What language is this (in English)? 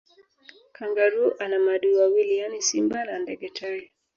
Swahili